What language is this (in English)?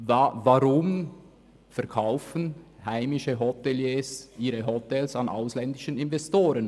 Swiss German